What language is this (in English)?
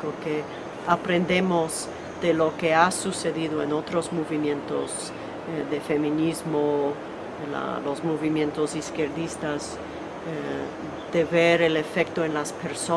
Spanish